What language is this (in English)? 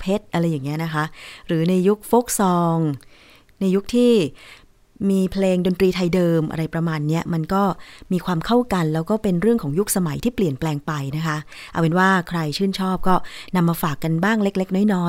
Thai